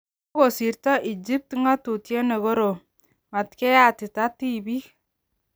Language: Kalenjin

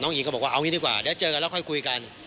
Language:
Thai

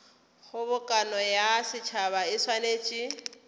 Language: Northern Sotho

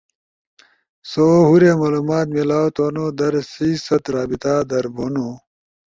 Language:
Ushojo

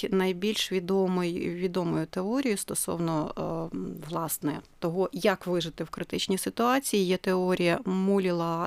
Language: Ukrainian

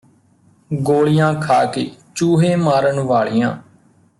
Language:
Punjabi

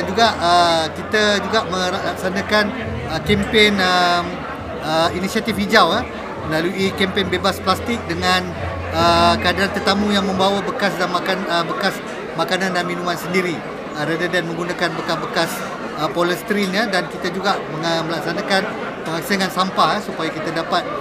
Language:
Malay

